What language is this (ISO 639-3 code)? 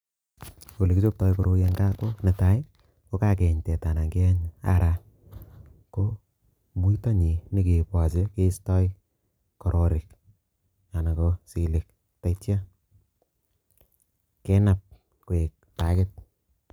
kln